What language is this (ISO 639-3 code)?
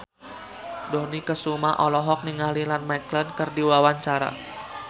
sun